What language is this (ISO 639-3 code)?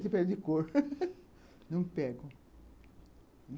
por